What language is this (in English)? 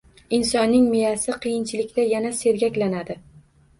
Uzbek